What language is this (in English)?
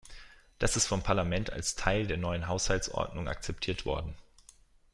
German